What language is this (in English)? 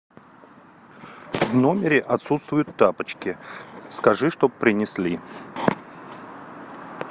Russian